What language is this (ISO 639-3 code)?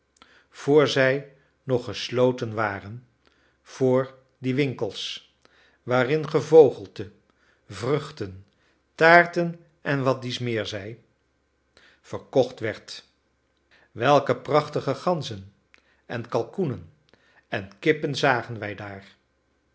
nld